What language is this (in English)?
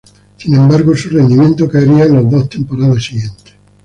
Spanish